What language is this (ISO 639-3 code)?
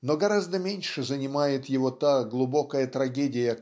rus